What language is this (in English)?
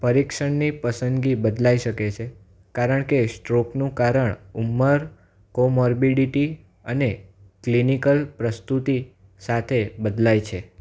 Gujarati